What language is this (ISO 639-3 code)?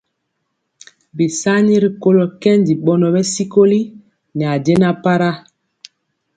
mcx